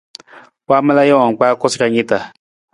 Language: Nawdm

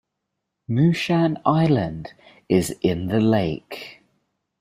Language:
English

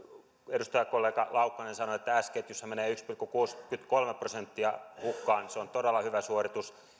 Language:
Finnish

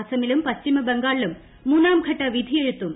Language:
Malayalam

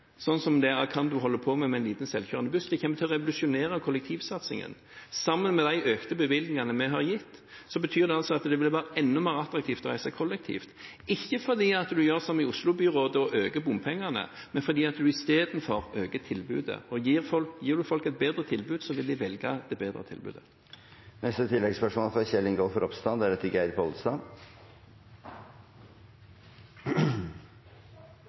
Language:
Norwegian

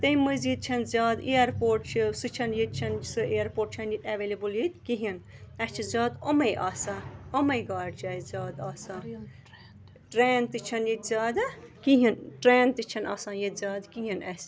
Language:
Kashmiri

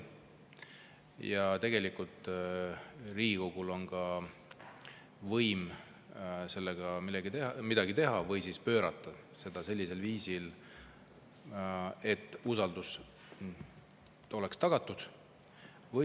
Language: Estonian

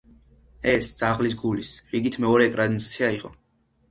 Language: Georgian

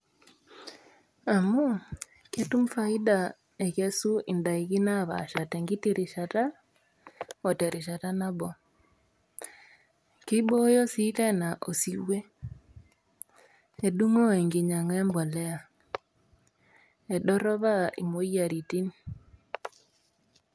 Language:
Masai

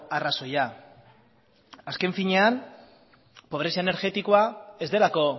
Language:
Basque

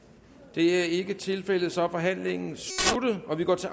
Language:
Danish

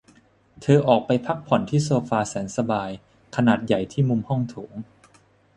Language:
Thai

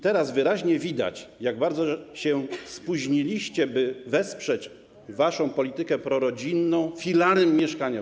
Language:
Polish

